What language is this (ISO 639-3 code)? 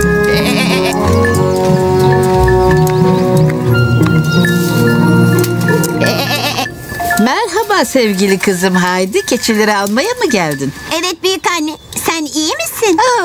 tur